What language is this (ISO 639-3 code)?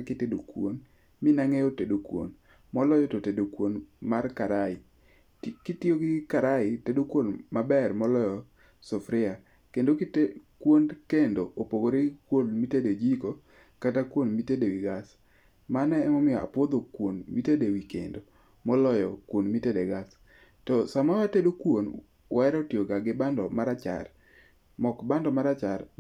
luo